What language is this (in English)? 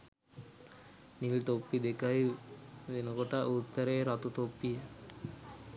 Sinhala